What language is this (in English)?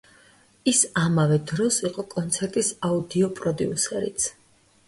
Georgian